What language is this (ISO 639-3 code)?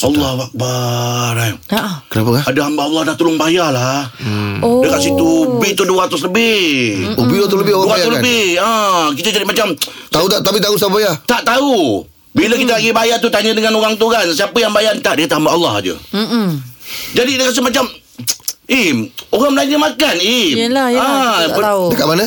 msa